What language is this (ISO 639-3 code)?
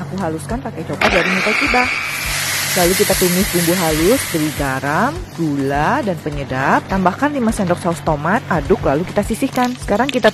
ind